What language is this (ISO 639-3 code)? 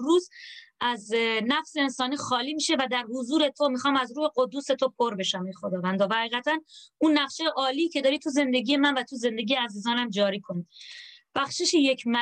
fas